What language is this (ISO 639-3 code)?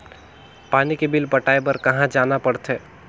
hne